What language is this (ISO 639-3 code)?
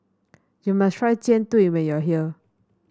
eng